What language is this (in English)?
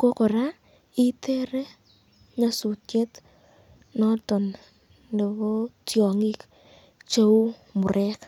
Kalenjin